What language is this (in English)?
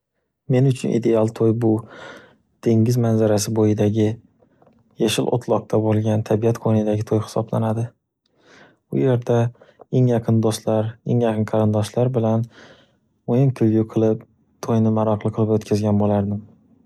Uzbek